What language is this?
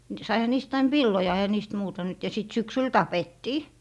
Finnish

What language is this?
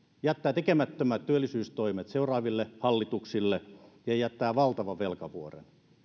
Finnish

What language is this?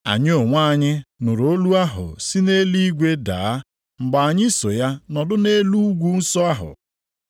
Igbo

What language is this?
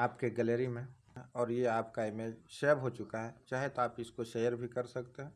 Hindi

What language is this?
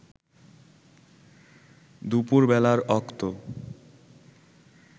Bangla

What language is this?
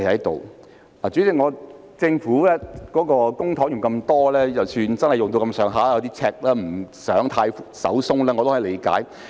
Cantonese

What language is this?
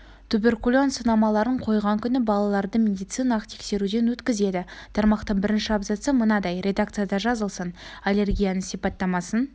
Kazakh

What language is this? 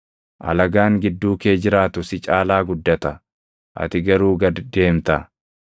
Oromo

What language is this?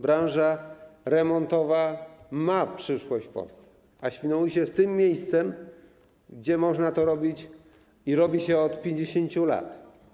Polish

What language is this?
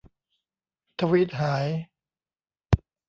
Thai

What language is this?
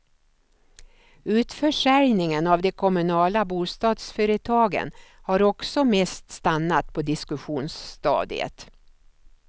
Swedish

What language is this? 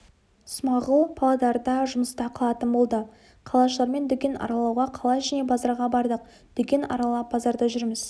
Kazakh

